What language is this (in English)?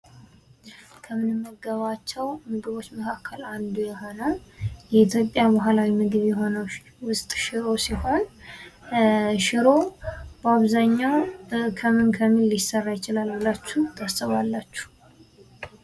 Amharic